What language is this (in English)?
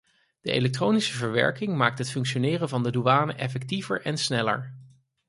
Dutch